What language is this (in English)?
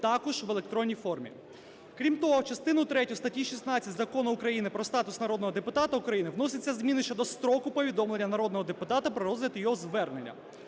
Ukrainian